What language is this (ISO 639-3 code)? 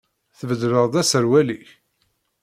kab